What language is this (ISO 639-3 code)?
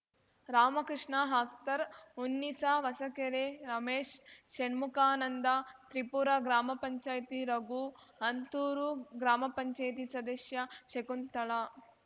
kan